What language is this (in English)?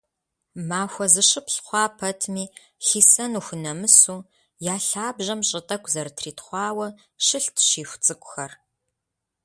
Kabardian